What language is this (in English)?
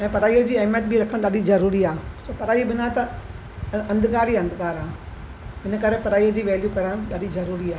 Sindhi